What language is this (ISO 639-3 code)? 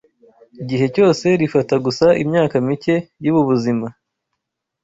kin